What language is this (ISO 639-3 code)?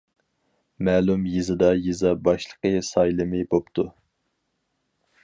uig